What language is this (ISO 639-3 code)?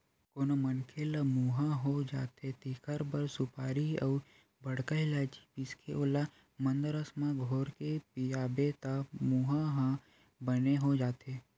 hne